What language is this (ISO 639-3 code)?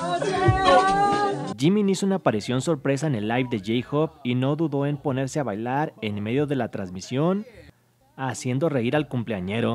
spa